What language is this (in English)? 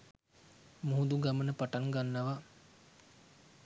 Sinhala